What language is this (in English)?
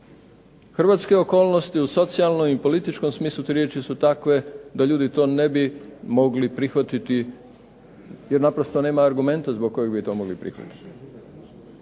Croatian